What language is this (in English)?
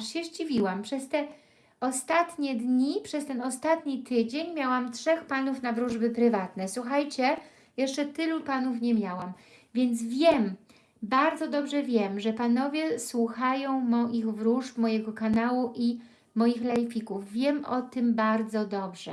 Polish